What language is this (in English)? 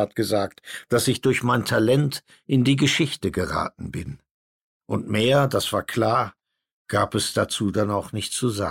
German